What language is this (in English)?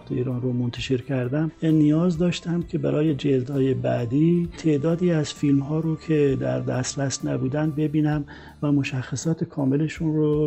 Persian